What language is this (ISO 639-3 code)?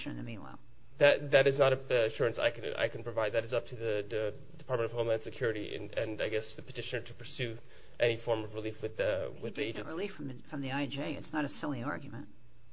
eng